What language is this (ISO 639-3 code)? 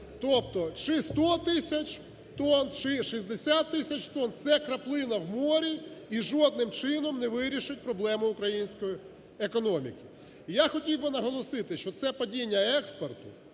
ukr